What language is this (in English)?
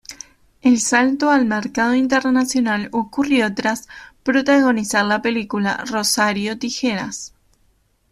Spanish